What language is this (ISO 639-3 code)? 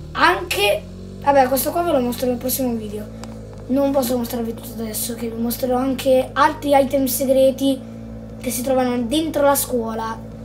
ita